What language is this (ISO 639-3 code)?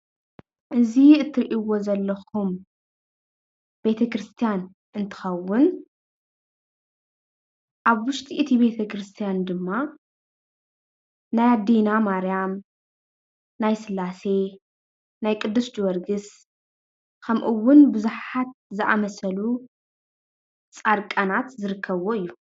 tir